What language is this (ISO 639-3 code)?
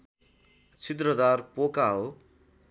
nep